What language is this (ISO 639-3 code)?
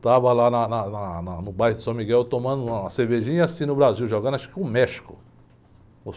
por